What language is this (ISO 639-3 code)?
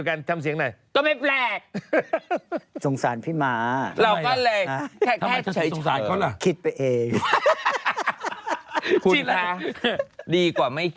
tha